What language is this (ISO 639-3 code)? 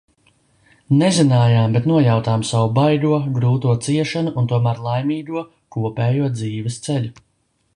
lav